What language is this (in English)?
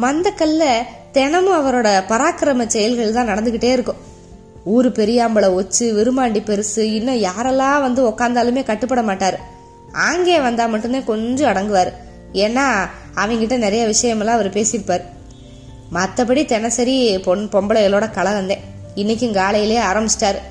Tamil